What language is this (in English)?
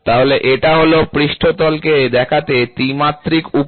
Bangla